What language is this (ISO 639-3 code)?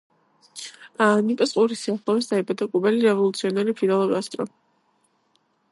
kat